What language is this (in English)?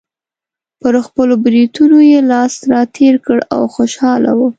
Pashto